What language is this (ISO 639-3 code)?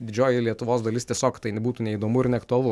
lit